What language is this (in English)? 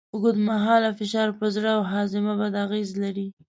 Pashto